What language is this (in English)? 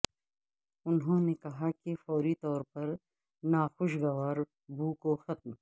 Urdu